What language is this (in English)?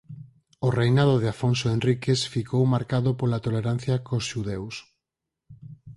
Galician